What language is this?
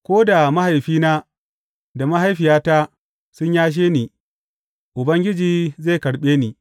Hausa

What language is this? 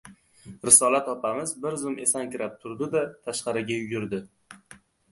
Uzbek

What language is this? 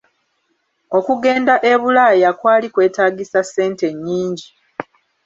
Ganda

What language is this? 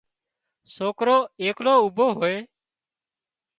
Wadiyara Koli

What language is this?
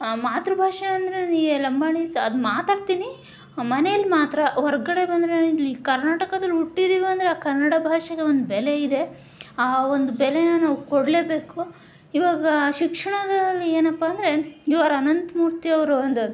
Kannada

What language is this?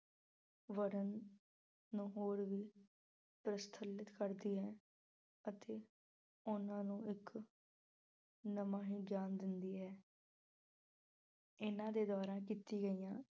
Punjabi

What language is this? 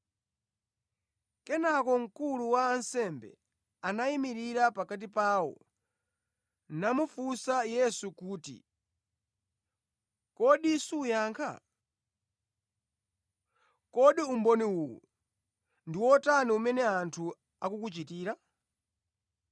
Nyanja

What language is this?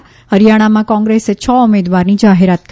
Gujarati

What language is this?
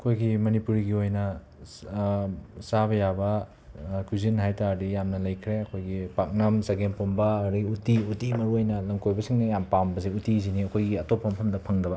Manipuri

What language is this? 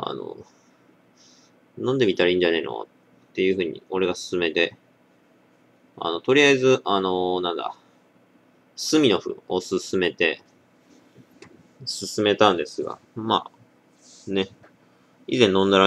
Japanese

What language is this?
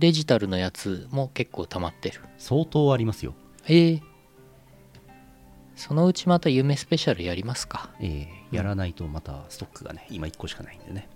Japanese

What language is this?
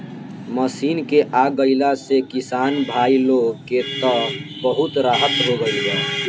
Bhojpuri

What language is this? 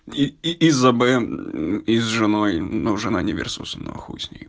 Russian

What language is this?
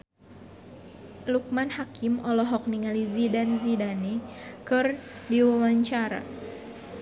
Sundanese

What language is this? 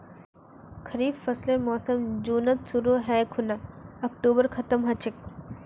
Magahi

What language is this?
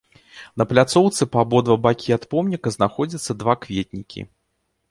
Belarusian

